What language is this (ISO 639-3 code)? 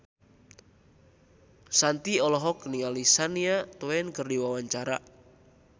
sun